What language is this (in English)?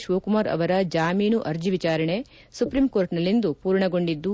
Kannada